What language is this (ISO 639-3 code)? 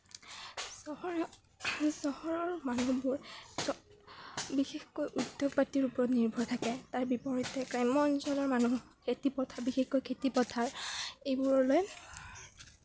asm